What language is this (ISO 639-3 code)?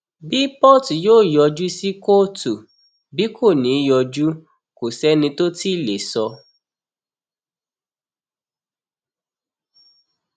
yor